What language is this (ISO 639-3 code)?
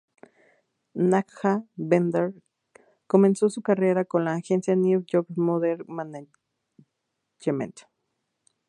spa